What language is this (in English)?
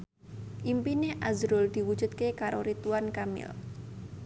Javanese